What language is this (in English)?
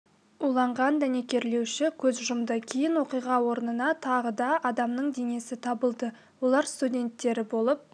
Kazakh